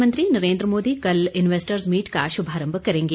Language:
Hindi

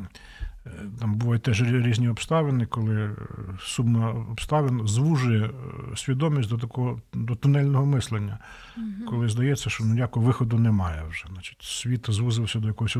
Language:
Ukrainian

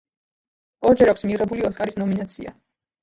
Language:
Georgian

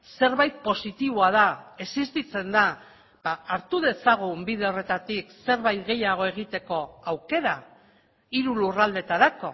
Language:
Basque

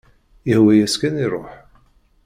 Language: Kabyle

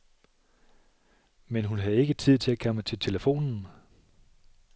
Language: Danish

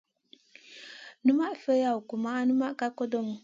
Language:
Masana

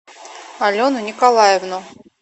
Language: Russian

